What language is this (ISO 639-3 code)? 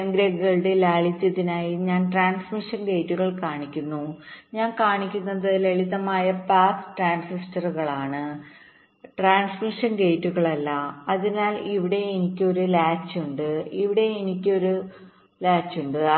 mal